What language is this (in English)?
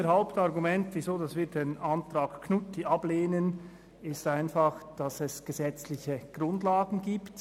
Swiss German